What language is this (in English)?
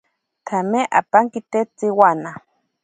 Ashéninka Perené